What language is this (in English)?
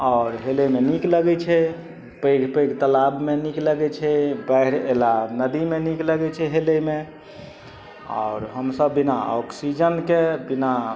Maithili